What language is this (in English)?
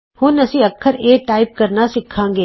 Punjabi